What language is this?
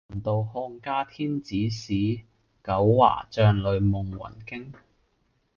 Cantonese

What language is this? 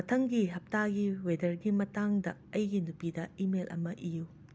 Manipuri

